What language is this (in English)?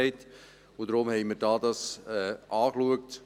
Swiss German